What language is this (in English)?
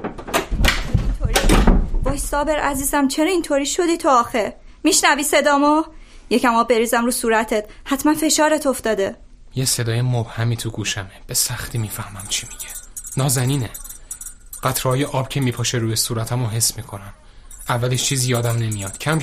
Persian